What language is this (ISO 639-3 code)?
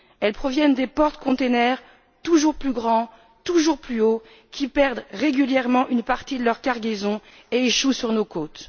fra